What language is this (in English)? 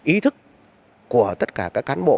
Vietnamese